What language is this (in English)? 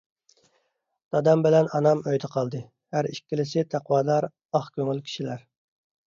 Uyghur